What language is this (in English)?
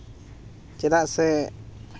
Santali